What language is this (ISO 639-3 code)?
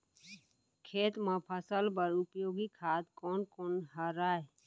hne